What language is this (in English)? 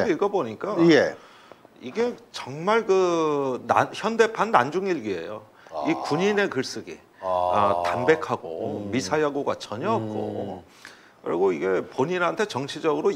Korean